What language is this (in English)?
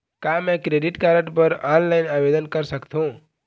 Chhattisgarhi